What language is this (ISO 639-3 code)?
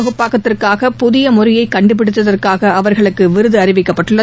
tam